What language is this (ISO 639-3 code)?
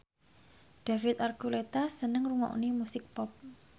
jav